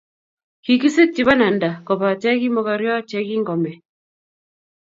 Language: Kalenjin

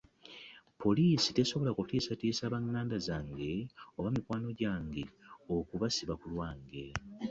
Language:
Ganda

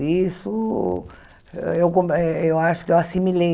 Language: Portuguese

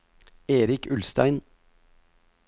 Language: Norwegian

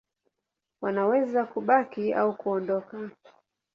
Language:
Swahili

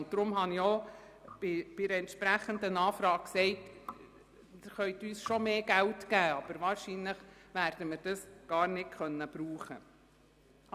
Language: Swiss German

